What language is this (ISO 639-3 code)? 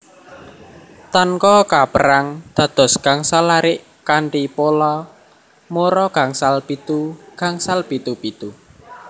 jav